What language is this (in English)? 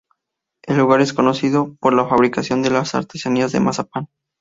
Spanish